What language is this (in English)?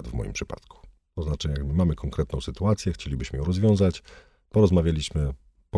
Polish